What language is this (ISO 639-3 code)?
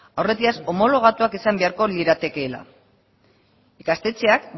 eus